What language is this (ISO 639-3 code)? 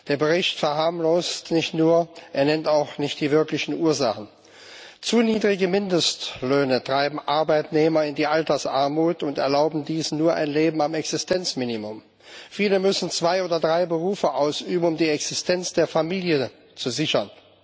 deu